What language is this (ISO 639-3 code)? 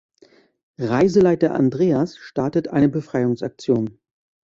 deu